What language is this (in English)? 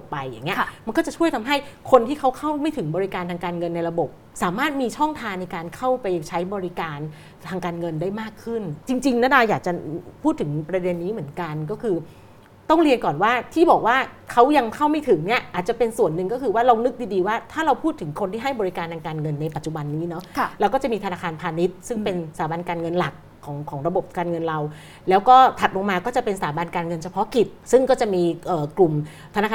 Thai